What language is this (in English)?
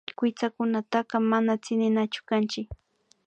Imbabura Highland Quichua